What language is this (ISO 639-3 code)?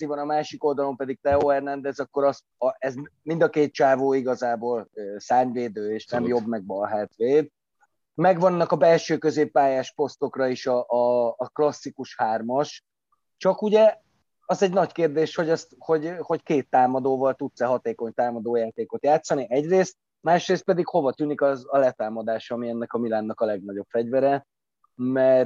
hun